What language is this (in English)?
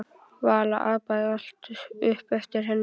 Icelandic